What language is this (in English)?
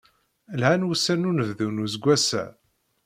Kabyle